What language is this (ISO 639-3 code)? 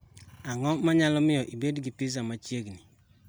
luo